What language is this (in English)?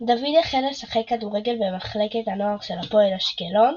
Hebrew